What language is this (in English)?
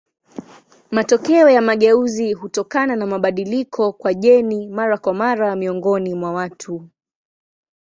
Swahili